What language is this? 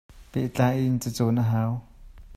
Hakha Chin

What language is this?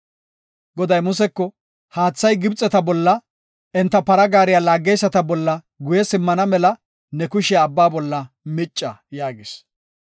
Gofa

